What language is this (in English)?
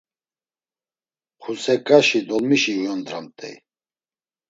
Laz